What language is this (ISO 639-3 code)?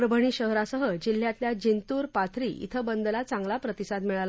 mar